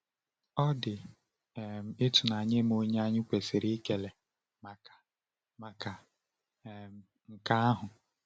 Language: Igbo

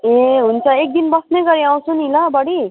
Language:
Nepali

